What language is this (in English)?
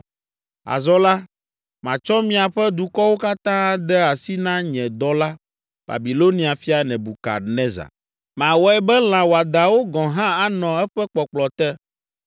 Ewe